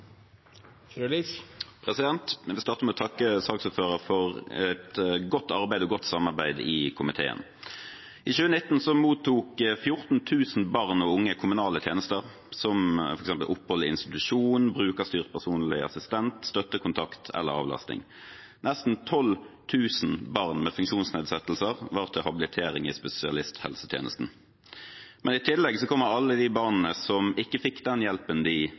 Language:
Norwegian Bokmål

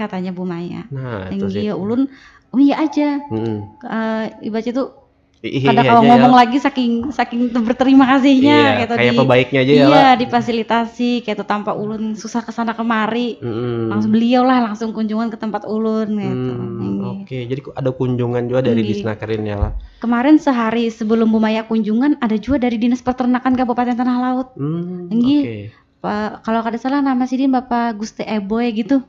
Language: Indonesian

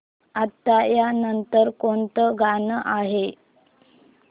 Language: Marathi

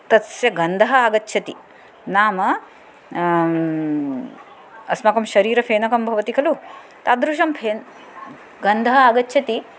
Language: Sanskrit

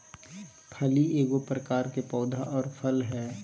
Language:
Magahi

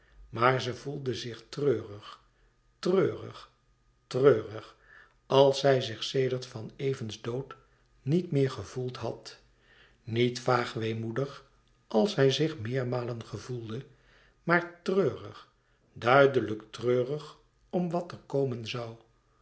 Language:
Dutch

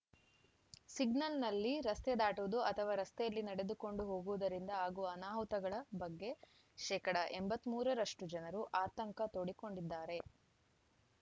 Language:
Kannada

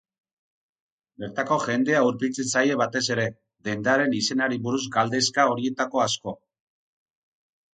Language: Basque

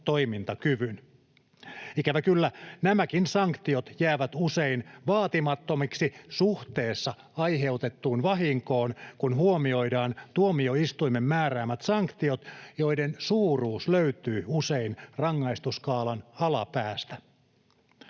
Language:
Finnish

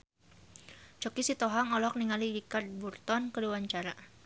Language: Sundanese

